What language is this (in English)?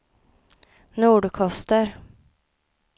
Swedish